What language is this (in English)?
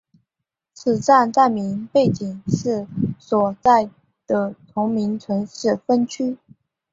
Chinese